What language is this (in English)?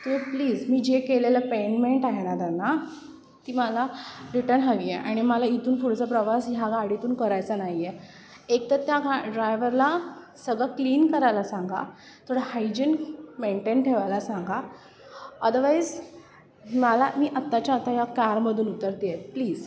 Marathi